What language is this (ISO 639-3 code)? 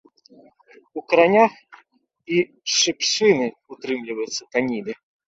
bel